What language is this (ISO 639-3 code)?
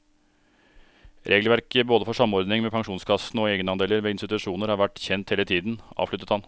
nor